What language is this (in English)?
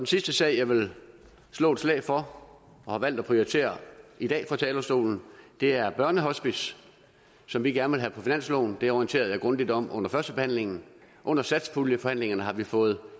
Danish